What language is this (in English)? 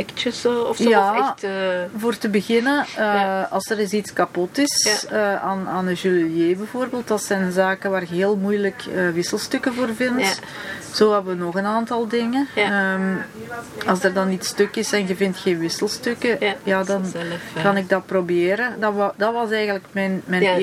Dutch